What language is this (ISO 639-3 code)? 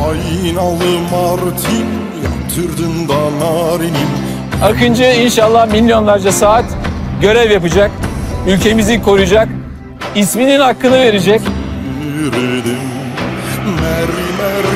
tur